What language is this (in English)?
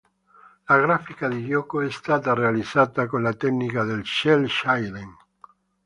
Italian